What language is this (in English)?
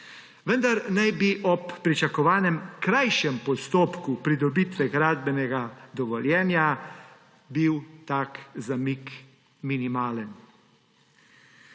Slovenian